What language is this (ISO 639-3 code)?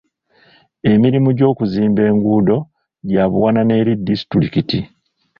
lug